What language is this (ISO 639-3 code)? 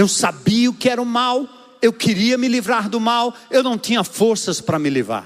por